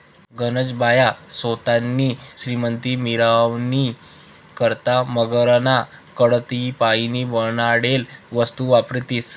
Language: Marathi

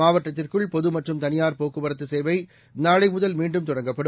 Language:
Tamil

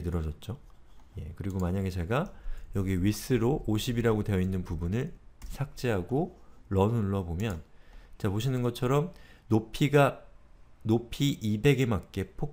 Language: Korean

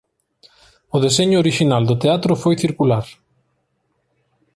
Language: Galician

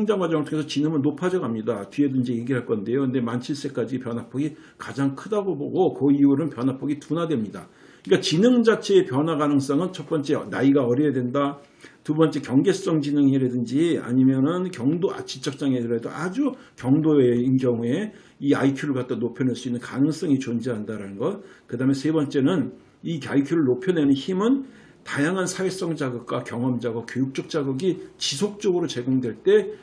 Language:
Korean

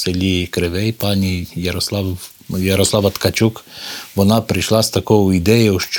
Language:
Ukrainian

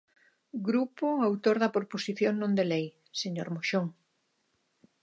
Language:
Galician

